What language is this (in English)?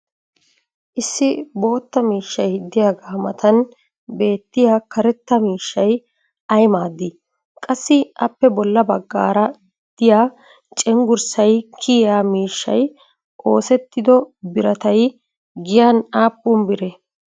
Wolaytta